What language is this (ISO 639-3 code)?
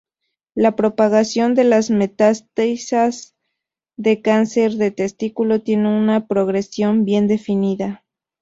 spa